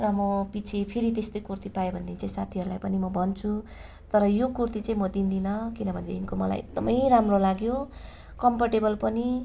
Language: Nepali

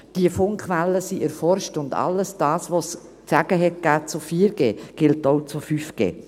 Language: Swiss German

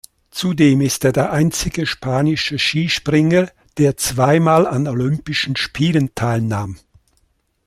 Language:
German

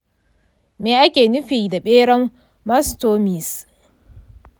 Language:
Hausa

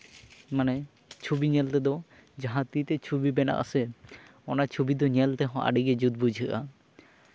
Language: Santali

